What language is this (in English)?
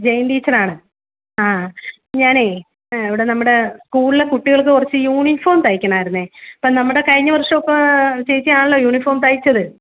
Malayalam